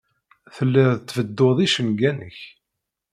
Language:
Kabyle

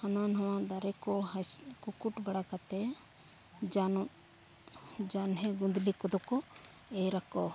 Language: Santali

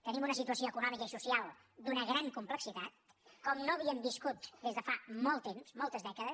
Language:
Catalan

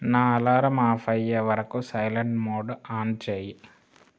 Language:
Telugu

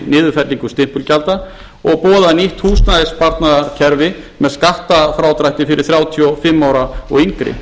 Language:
Icelandic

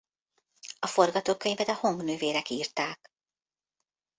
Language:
Hungarian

